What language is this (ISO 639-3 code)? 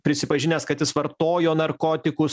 lit